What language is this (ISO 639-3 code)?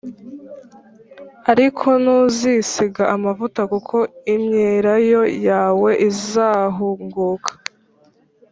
kin